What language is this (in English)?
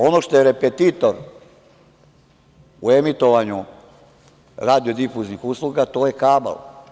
Serbian